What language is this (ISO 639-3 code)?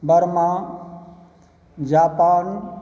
mai